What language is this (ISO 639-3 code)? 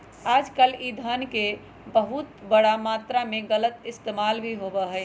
mag